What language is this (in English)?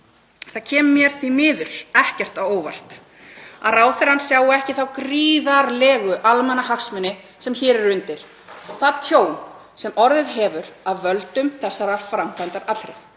Icelandic